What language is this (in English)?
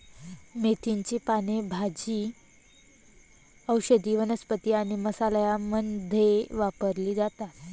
Marathi